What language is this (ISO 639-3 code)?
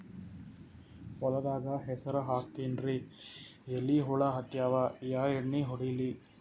kan